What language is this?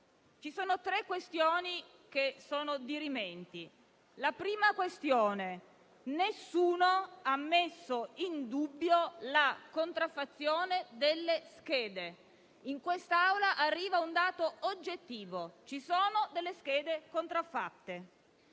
Italian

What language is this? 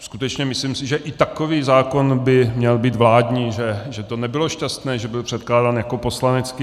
Czech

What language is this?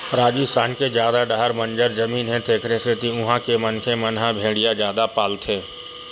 Chhattisgarhi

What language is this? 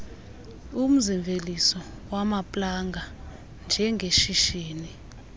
Xhosa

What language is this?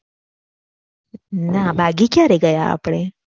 Gujarati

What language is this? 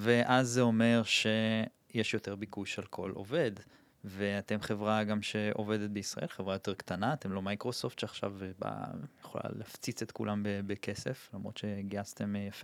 Hebrew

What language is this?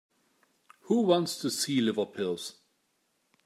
English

